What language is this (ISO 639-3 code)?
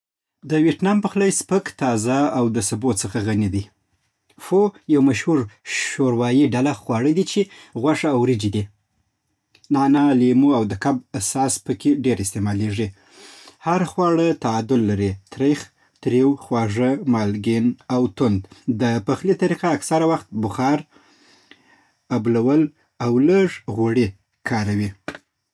pbt